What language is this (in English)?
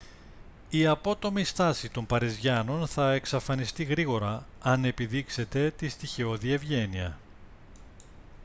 Greek